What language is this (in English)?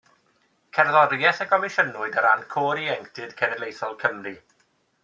Welsh